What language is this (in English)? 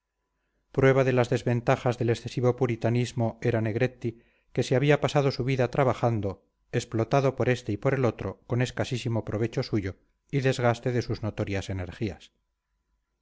Spanish